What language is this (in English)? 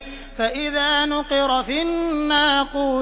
Arabic